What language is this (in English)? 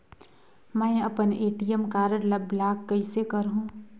Chhattisgarhi